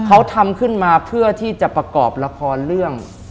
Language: Thai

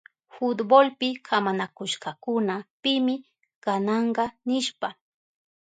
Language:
Southern Pastaza Quechua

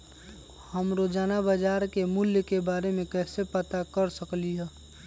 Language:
Magahi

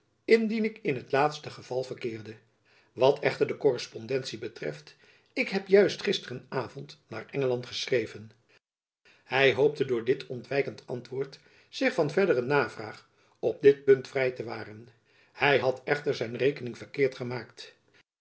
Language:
Dutch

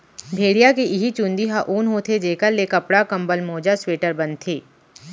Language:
Chhattisgarhi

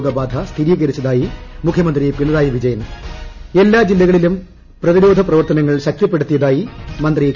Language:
Malayalam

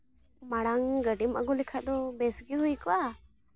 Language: Santali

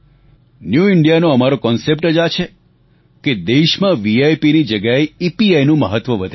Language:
Gujarati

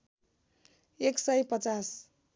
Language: Nepali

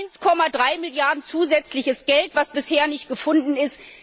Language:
German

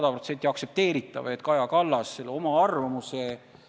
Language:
Estonian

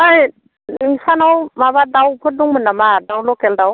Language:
Bodo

